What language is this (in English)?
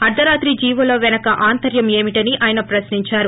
Telugu